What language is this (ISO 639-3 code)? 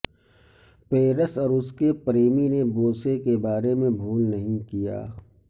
urd